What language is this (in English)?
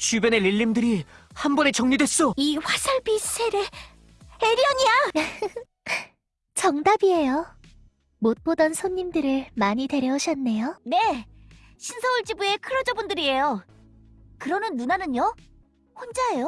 Korean